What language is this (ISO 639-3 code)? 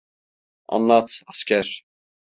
tur